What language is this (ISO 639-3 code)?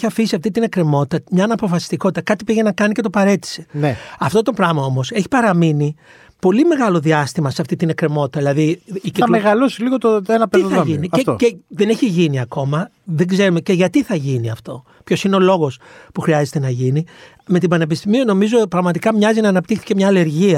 ell